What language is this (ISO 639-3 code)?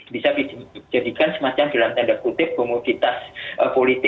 ind